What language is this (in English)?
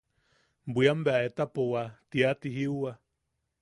Yaqui